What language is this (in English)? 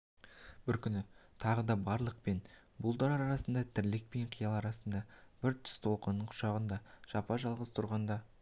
Kazakh